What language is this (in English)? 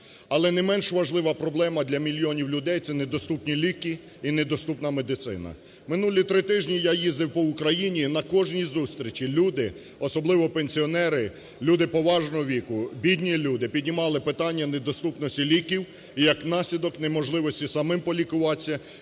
Ukrainian